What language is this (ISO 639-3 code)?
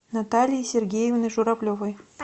rus